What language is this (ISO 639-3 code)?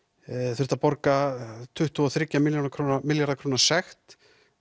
isl